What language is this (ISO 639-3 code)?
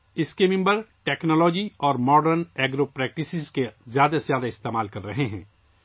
urd